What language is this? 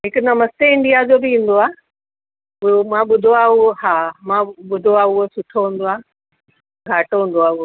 Sindhi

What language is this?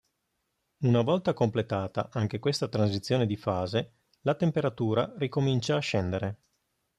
Italian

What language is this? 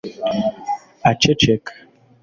Kinyarwanda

